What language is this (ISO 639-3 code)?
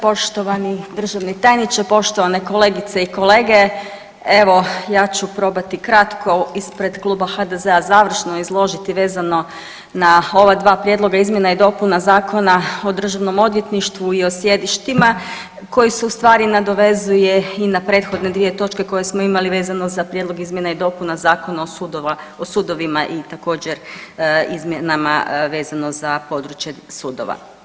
hrv